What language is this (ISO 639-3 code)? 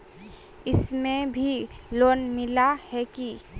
mag